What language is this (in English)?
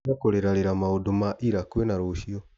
Kikuyu